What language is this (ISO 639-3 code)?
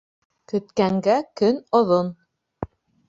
bak